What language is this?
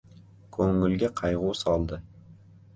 Uzbek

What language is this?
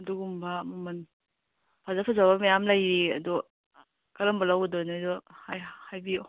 Manipuri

